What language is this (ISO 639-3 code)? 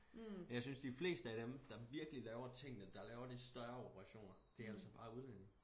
dan